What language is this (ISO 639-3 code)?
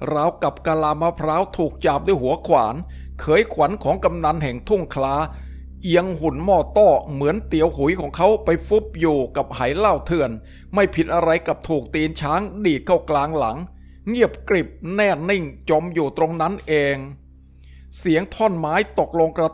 tha